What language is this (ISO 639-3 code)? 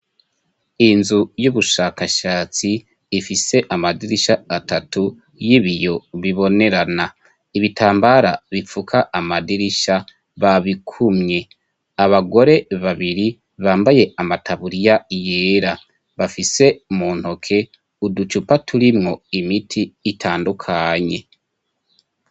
run